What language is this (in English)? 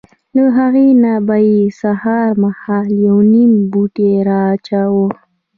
Pashto